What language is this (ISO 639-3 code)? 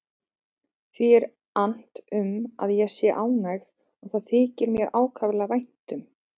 isl